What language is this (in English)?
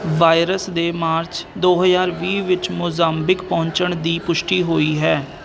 Punjabi